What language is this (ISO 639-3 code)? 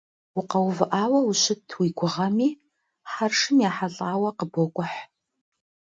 kbd